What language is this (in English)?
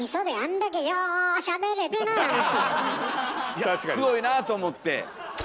Japanese